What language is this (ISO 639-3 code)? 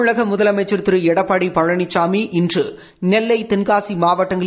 tam